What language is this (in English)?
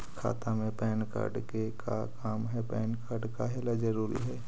Magahi